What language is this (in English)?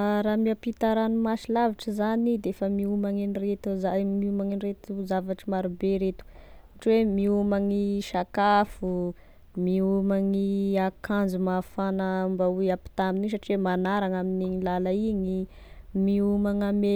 Tesaka Malagasy